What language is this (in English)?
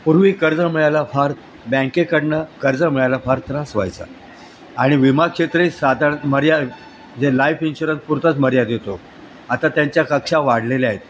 Marathi